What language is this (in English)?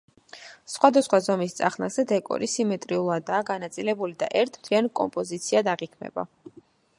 Georgian